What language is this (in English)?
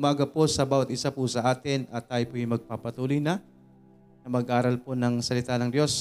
Filipino